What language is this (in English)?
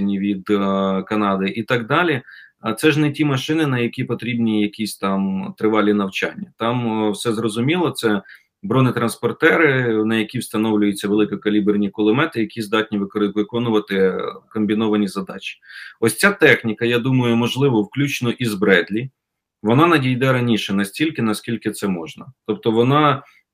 Ukrainian